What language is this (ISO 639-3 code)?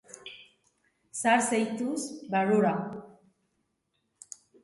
eus